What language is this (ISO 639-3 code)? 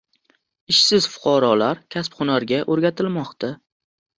uzb